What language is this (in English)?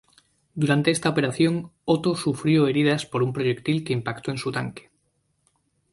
Spanish